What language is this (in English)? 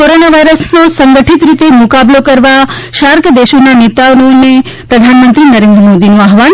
Gujarati